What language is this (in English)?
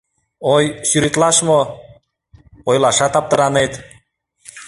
Mari